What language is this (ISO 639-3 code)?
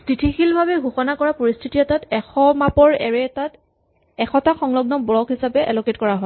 asm